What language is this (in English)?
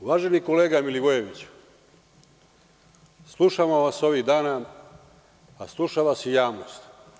Serbian